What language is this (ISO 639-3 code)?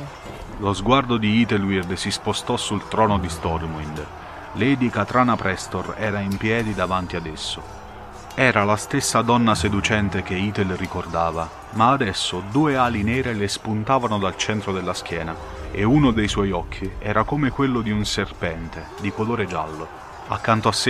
ita